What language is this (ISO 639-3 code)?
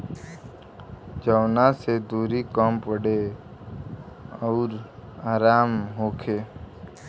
bho